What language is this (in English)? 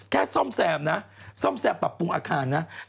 Thai